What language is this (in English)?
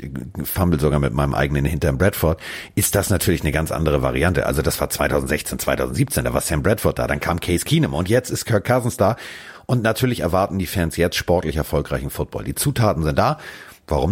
German